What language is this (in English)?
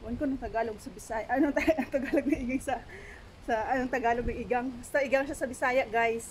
Filipino